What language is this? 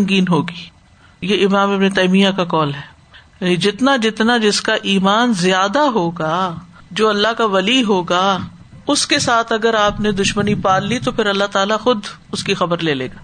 Urdu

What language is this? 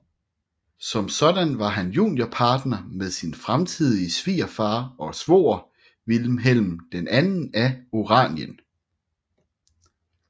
Danish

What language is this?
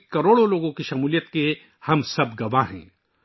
Urdu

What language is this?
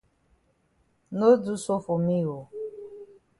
Cameroon Pidgin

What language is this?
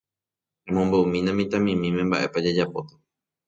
Guarani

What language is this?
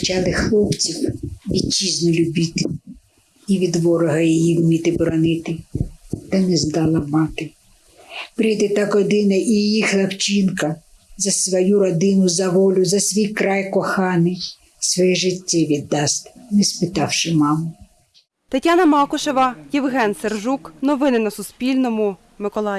Ukrainian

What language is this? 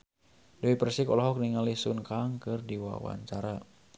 Sundanese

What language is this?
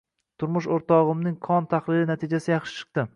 Uzbek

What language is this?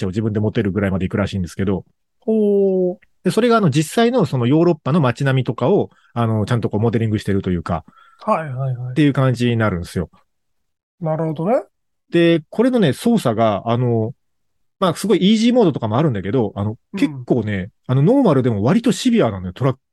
Japanese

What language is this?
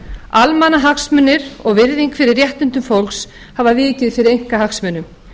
Icelandic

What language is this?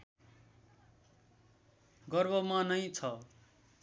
Nepali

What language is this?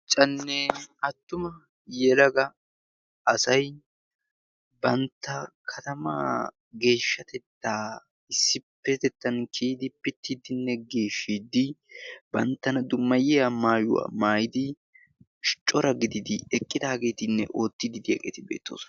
Wolaytta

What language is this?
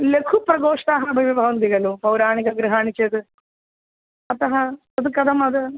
Sanskrit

